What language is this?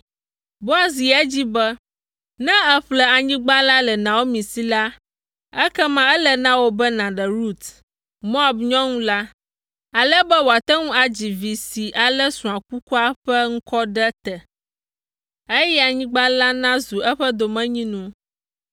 Ewe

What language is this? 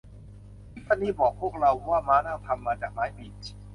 Thai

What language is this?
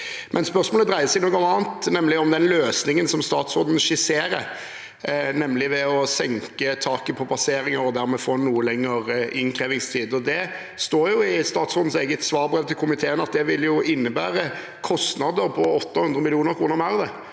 Norwegian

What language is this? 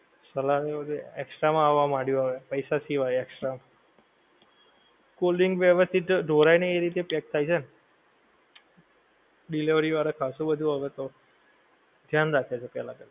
Gujarati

